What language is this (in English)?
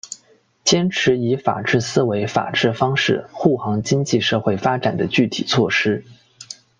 Chinese